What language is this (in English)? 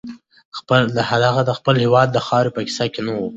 Pashto